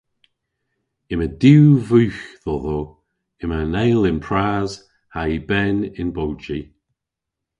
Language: Cornish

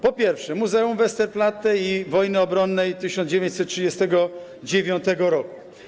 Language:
Polish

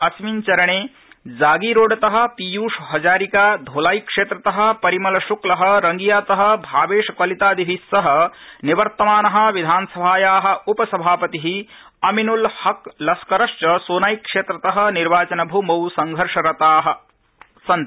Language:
Sanskrit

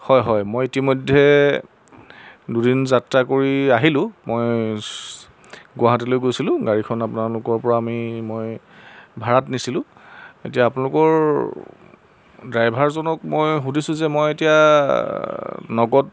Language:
Assamese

